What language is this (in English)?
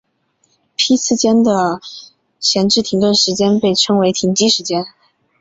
Chinese